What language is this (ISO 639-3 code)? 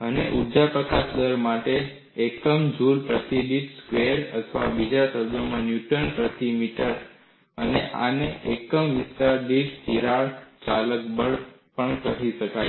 guj